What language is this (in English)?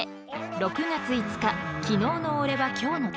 Japanese